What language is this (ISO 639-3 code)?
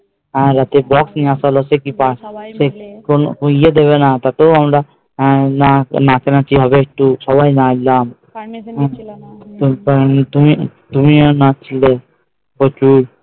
ben